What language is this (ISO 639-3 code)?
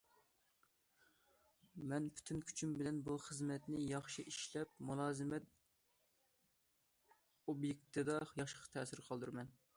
uig